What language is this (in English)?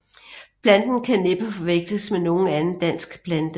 Danish